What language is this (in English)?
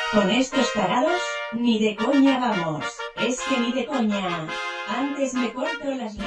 Spanish